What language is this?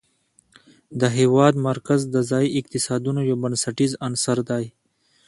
Pashto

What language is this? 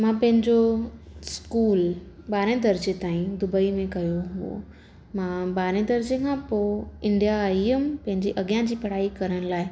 Sindhi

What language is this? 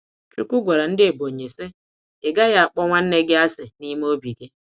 Igbo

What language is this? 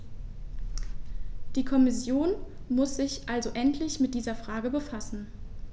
German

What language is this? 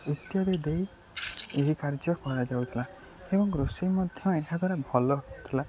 Odia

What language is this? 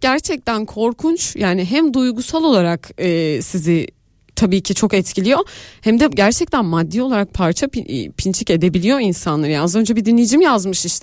Turkish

